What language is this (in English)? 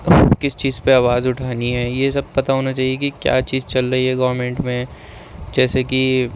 Urdu